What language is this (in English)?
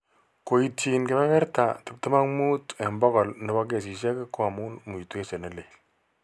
Kalenjin